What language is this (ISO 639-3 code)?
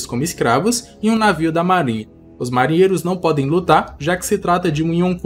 por